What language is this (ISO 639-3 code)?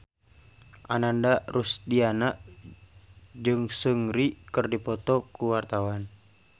sun